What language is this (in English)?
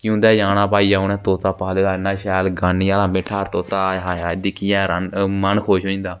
Dogri